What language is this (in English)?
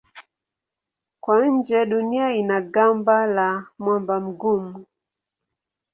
Swahili